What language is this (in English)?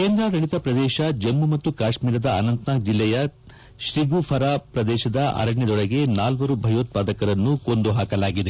Kannada